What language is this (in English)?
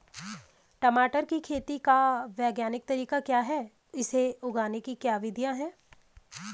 Hindi